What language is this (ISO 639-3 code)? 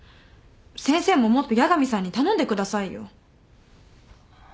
jpn